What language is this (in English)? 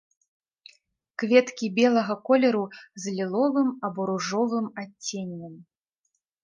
Belarusian